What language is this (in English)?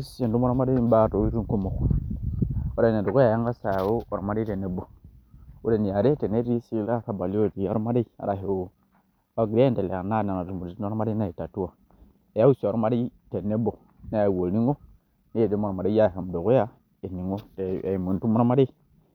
Masai